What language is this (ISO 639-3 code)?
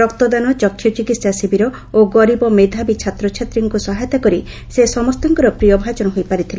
ori